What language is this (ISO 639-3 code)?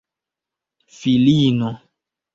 epo